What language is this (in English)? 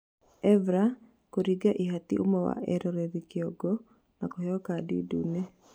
Kikuyu